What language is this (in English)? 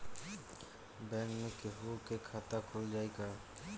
Bhojpuri